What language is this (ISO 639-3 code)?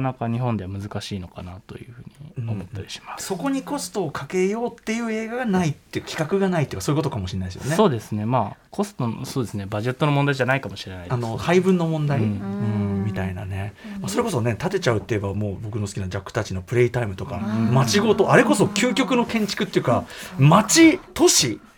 jpn